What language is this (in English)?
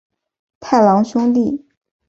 Chinese